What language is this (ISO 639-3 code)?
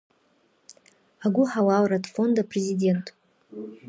abk